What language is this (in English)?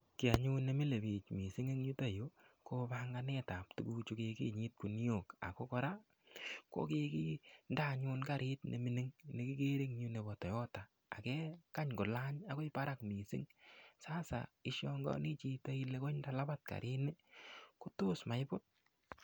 Kalenjin